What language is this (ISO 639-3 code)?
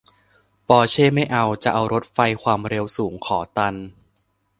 tha